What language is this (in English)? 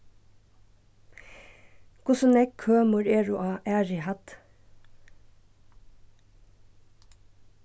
Faroese